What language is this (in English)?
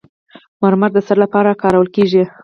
Pashto